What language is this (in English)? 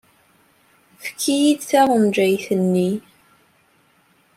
Kabyle